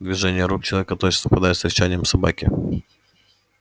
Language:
Russian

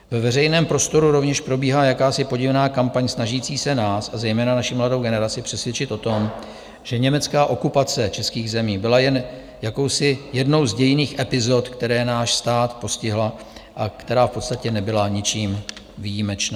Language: Czech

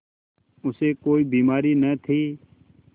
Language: Hindi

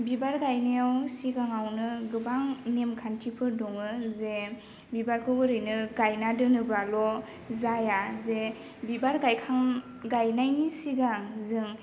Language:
Bodo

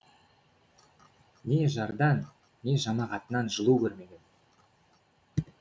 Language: Kazakh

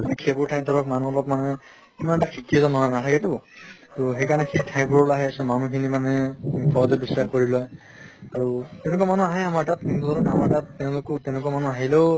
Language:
Assamese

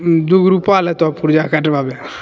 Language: Maithili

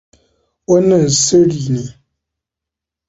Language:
Hausa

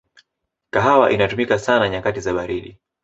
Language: Swahili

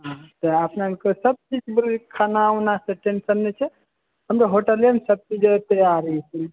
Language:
Maithili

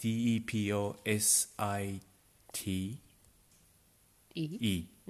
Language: Japanese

